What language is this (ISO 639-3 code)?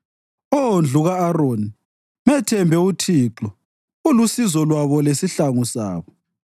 nde